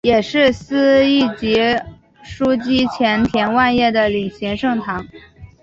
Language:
Chinese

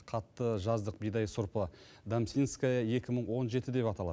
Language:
Kazakh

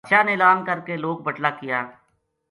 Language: Gujari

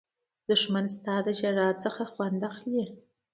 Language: Pashto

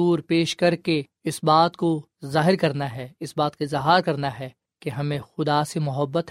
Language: Urdu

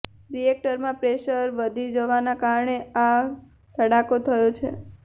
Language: Gujarati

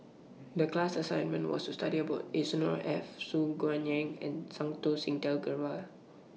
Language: English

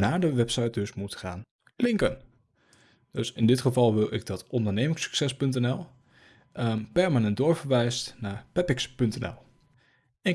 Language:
Dutch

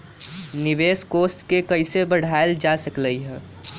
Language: Magahi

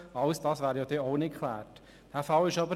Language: Swiss German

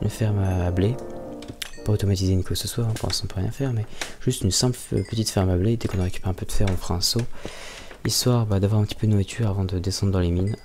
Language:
French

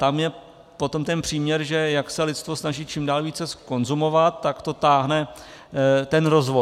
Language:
Czech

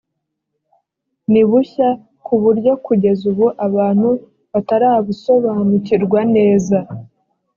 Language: Kinyarwanda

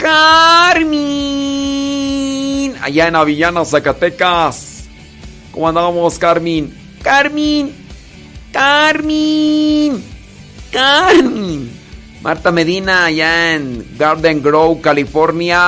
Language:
Spanish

